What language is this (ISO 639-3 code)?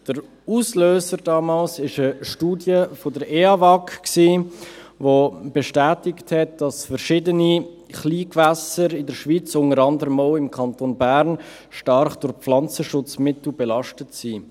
gsw